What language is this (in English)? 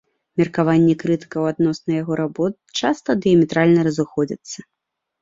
Belarusian